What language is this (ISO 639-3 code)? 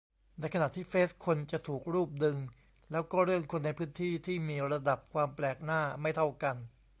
tha